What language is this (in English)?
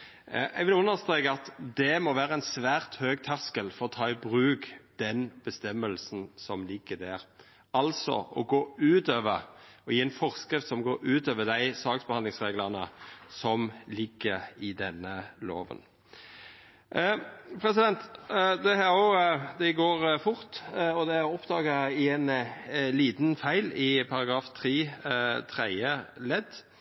Norwegian Nynorsk